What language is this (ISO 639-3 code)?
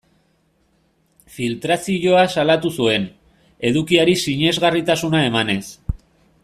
eus